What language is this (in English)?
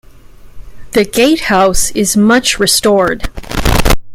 English